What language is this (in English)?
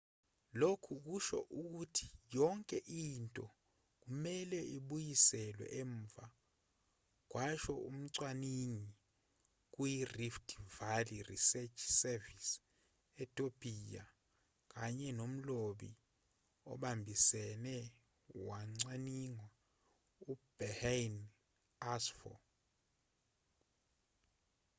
Zulu